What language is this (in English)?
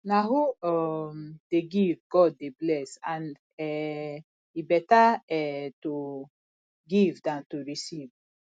Nigerian Pidgin